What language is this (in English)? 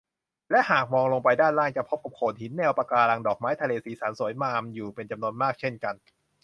Thai